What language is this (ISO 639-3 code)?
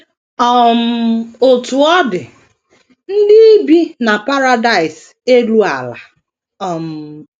ibo